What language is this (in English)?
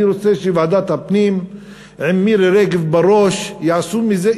Hebrew